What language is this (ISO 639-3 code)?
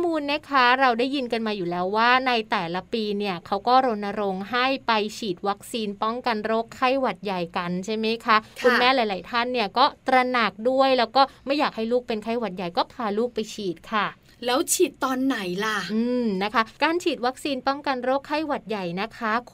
tha